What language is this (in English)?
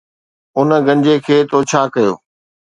Sindhi